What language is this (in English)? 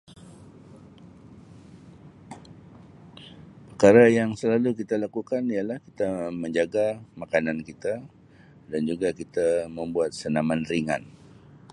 Sabah Malay